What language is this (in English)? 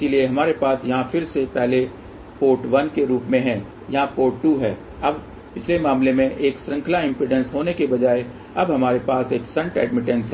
Hindi